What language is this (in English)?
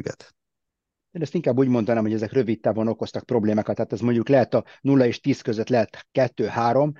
Hungarian